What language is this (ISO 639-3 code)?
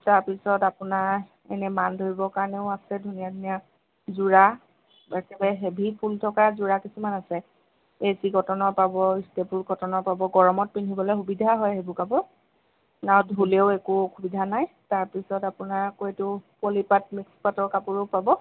asm